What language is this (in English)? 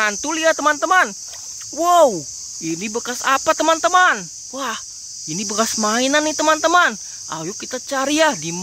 Indonesian